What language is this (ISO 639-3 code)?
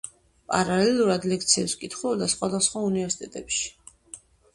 kat